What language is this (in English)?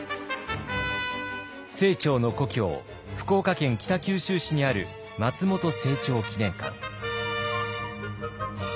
Japanese